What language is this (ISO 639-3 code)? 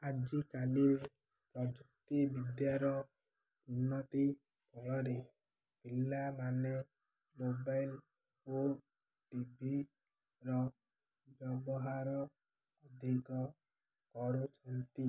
ori